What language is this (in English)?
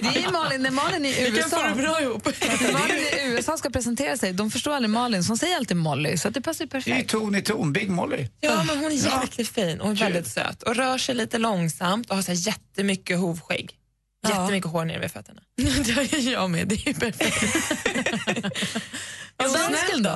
Swedish